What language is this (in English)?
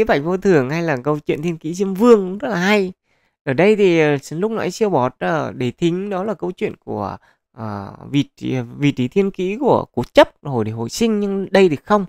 Vietnamese